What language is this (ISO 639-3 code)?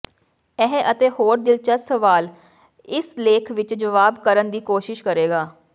pan